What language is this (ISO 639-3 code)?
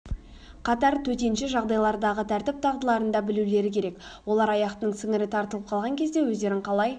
kaz